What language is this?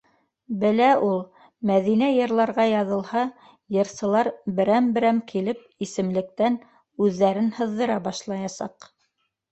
Bashkir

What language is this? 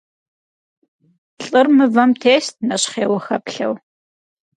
Kabardian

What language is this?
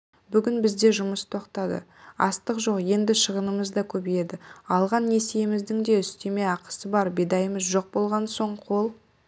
Kazakh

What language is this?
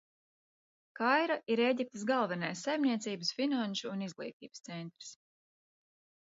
Latvian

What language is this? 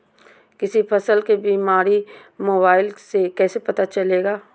Magahi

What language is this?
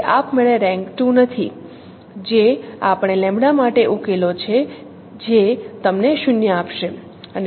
Gujarati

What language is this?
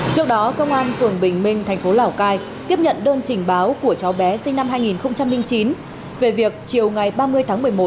Vietnamese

